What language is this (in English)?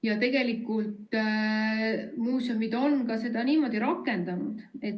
Estonian